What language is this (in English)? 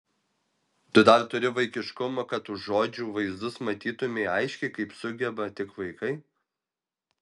Lithuanian